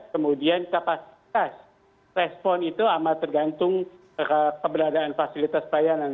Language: Indonesian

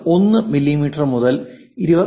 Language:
Malayalam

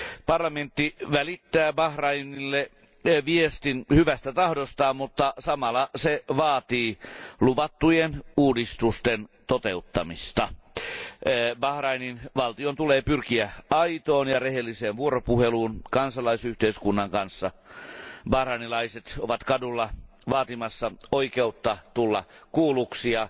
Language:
Finnish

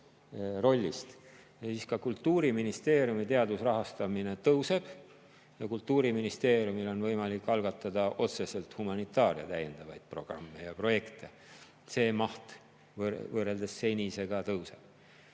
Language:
Estonian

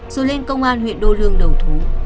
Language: Vietnamese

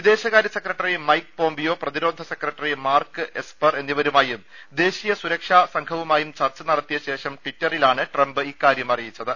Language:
Malayalam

